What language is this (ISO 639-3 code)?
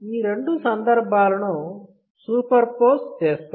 tel